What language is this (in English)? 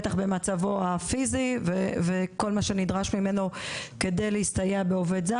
Hebrew